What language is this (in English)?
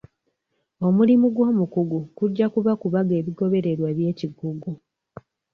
Ganda